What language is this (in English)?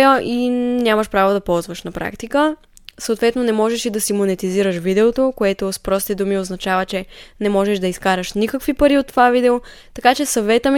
Bulgarian